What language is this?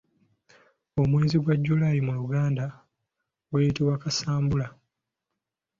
Ganda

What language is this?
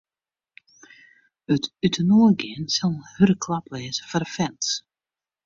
Western Frisian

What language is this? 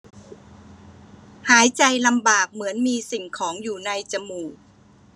Thai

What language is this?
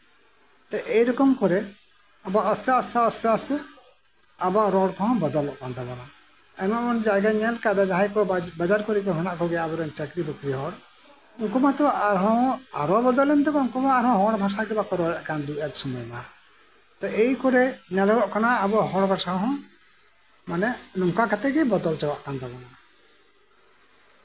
Santali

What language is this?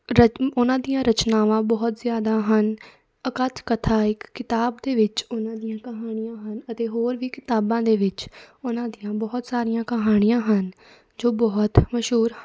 Punjabi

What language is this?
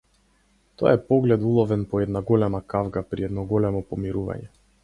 Macedonian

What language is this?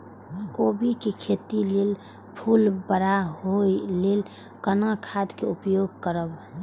Maithili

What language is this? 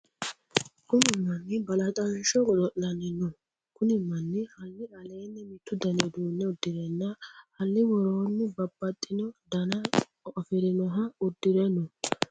Sidamo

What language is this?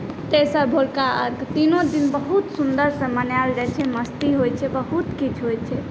Maithili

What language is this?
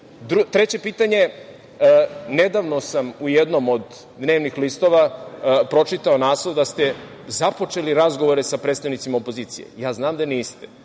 Serbian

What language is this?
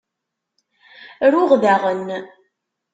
Kabyle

